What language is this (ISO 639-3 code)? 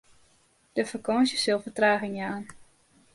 fry